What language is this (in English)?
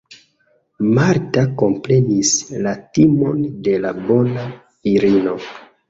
Esperanto